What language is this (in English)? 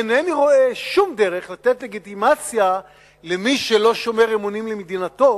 Hebrew